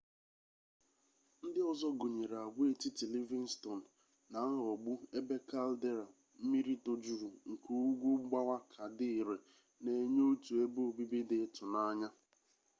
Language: Igbo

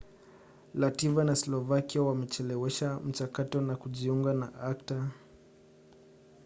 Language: Swahili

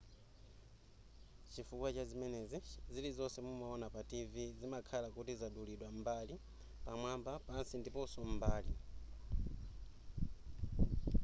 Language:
Nyanja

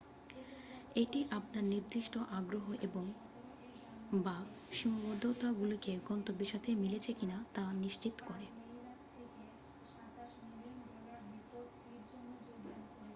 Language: Bangla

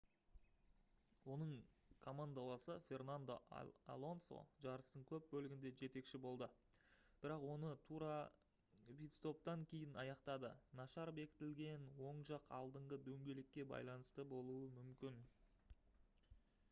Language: Kazakh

